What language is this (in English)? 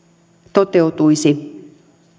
Finnish